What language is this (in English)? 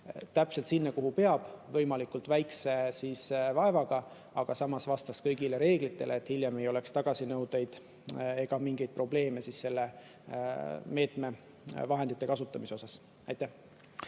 Estonian